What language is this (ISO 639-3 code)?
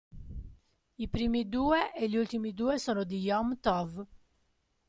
ita